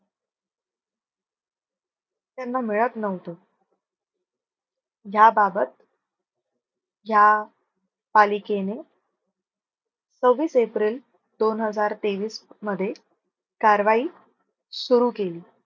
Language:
Marathi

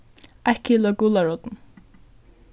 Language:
Faroese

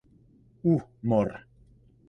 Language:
Czech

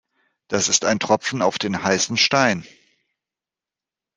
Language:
German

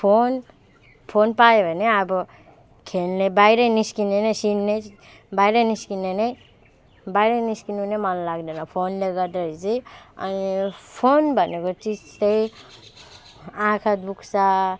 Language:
Nepali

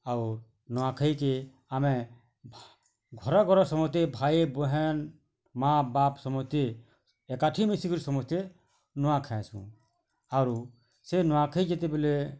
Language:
Odia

